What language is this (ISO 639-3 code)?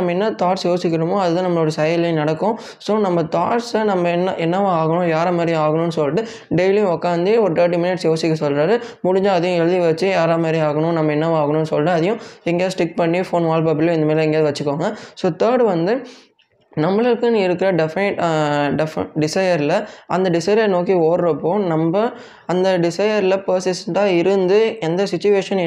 tam